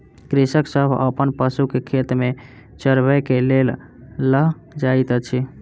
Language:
Maithili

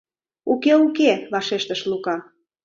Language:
Mari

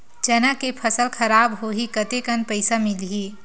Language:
Chhattisgarhi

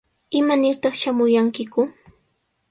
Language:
Sihuas Ancash Quechua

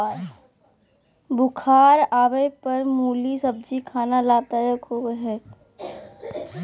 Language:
Magahi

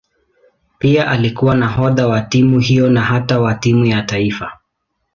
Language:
Swahili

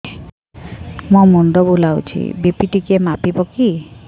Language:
Odia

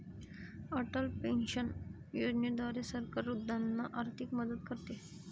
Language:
Marathi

